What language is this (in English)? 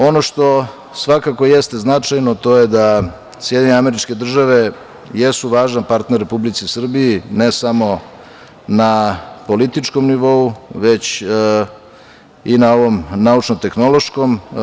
Serbian